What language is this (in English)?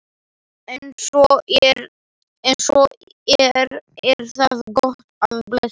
Icelandic